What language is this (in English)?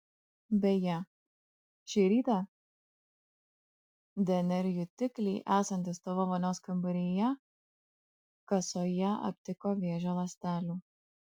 Lithuanian